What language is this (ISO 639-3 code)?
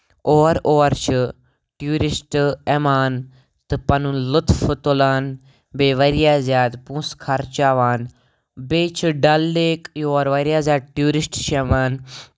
kas